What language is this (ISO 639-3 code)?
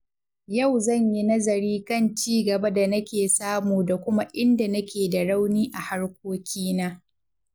hau